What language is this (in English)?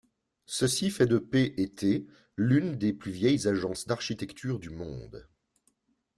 French